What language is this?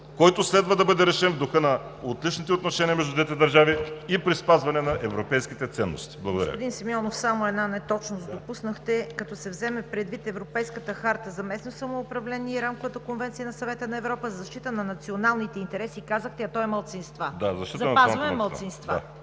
Bulgarian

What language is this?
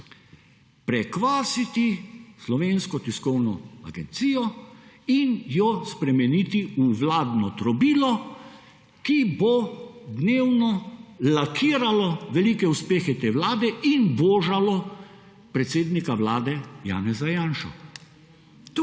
Slovenian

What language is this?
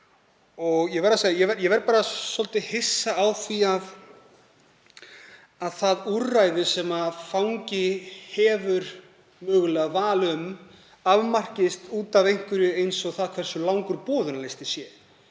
Icelandic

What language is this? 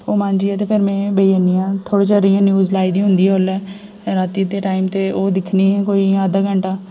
Dogri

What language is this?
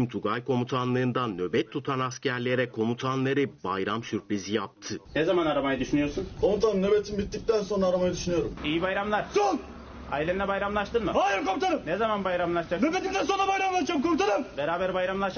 Turkish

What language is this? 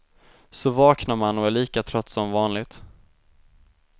Swedish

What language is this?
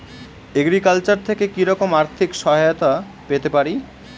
Bangla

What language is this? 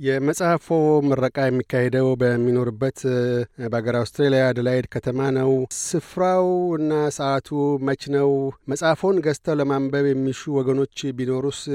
Amharic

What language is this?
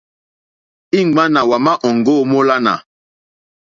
Mokpwe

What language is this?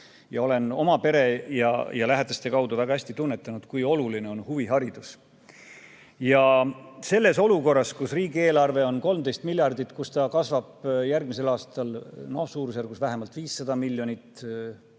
Estonian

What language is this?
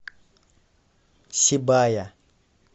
Russian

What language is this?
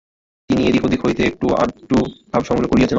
Bangla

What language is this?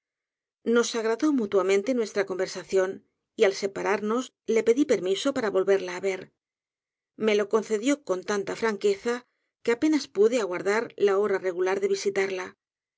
Spanish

